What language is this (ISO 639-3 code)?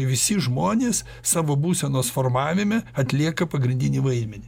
lit